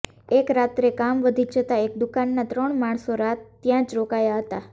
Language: Gujarati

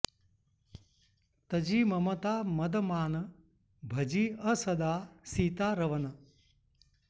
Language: Sanskrit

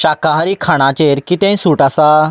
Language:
Konkani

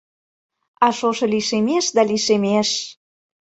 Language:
Mari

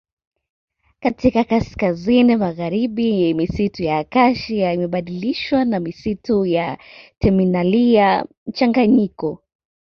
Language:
Swahili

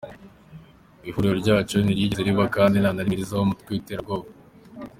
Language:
Kinyarwanda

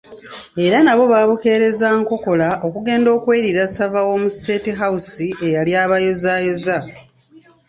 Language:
Ganda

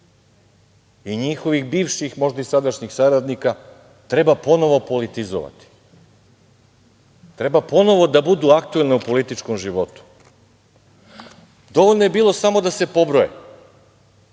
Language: Serbian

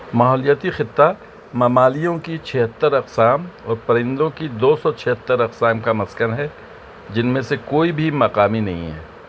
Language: Urdu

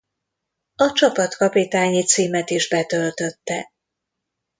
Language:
Hungarian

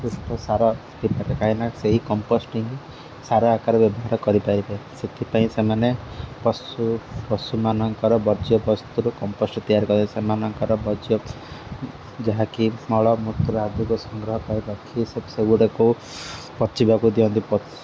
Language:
Odia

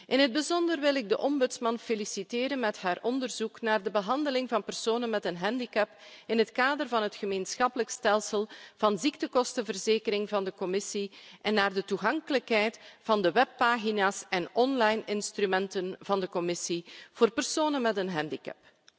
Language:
Dutch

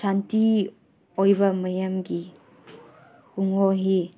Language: Manipuri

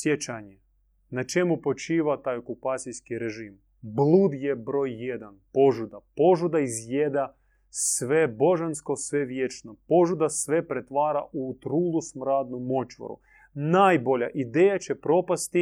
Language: Croatian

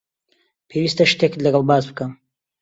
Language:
Central Kurdish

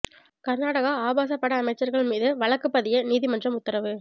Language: Tamil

